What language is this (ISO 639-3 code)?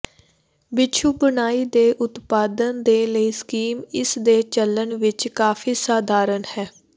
pan